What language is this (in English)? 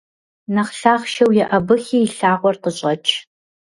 Kabardian